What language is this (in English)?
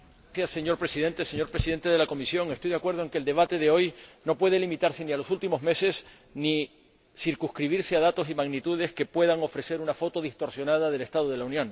Spanish